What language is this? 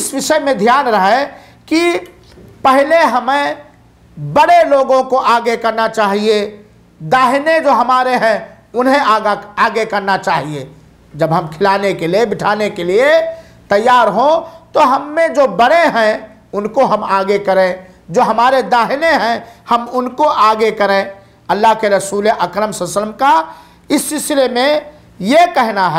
Hindi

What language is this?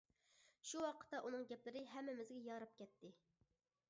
Uyghur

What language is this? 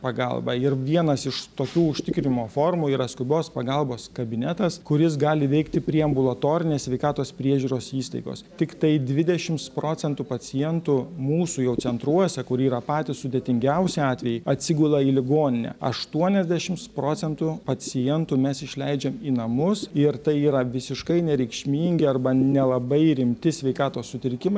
Lithuanian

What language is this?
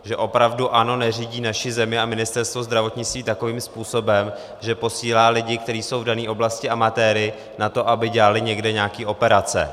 Czech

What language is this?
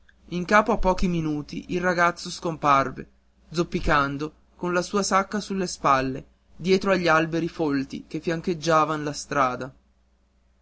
Italian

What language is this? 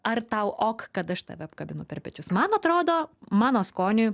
Lithuanian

